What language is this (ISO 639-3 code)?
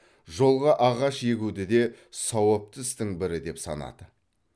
kaz